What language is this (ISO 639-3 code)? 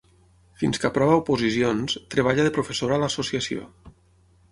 cat